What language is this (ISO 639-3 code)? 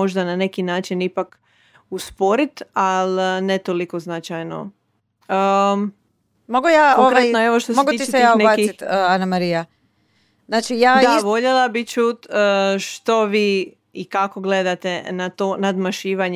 hrv